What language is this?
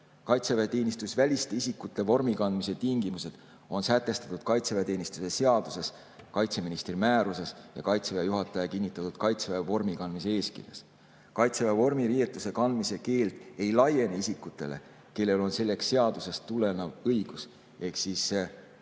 Estonian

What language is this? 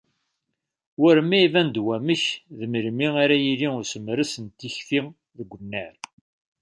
Kabyle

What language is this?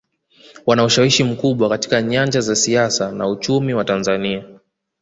Swahili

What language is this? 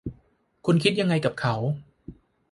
Thai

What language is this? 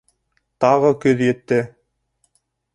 Bashkir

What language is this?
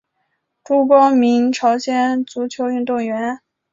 Chinese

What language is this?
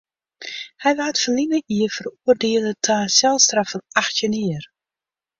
Western Frisian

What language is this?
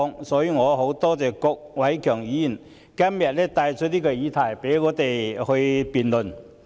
Cantonese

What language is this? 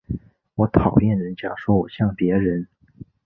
Chinese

